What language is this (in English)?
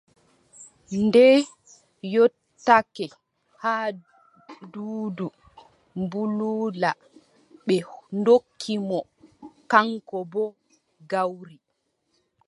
Adamawa Fulfulde